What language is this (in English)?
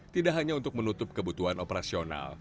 Indonesian